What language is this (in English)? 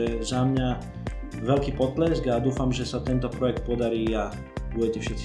Slovak